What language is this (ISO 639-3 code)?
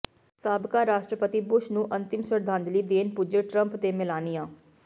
pan